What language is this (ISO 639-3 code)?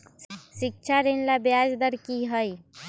mag